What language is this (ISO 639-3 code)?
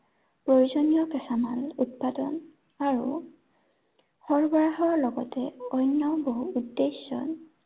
asm